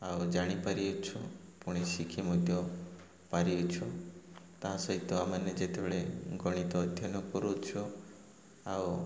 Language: Odia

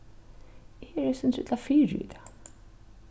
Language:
Faroese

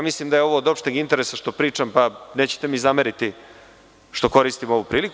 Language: Serbian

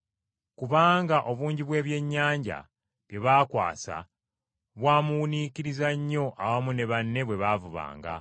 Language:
Ganda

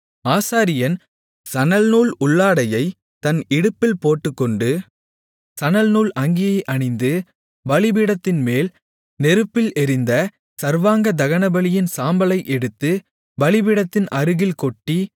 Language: Tamil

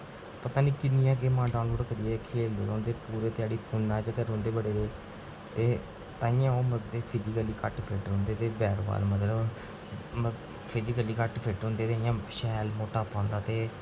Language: Dogri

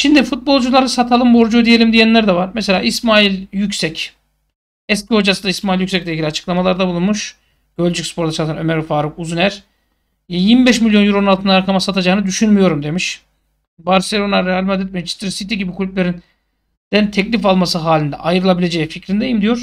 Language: Turkish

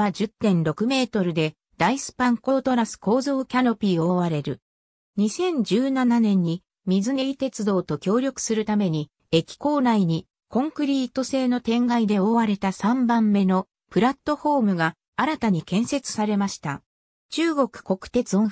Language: Japanese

